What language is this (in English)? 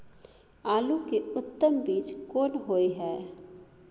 Maithili